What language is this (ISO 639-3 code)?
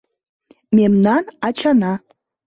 chm